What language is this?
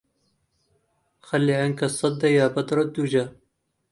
Arabic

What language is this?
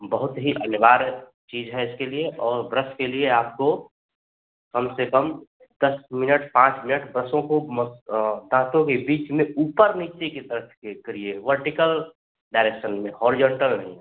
Hindi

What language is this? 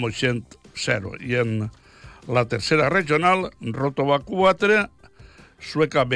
Spanish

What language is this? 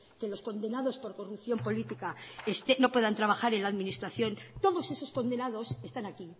Spanish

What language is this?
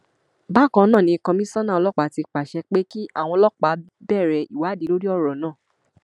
Yoruba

